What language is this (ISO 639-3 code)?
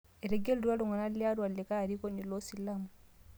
mas